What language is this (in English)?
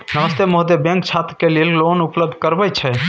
Maithili